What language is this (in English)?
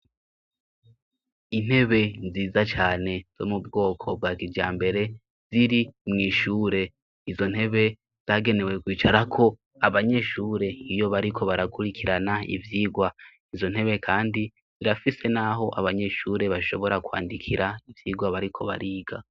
Rundi